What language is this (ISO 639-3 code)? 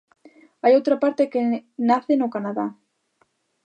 glg